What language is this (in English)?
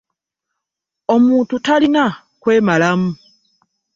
Ganda